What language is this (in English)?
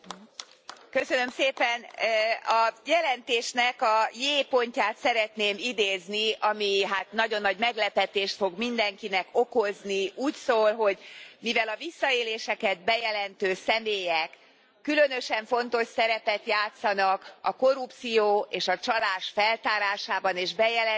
Hungarian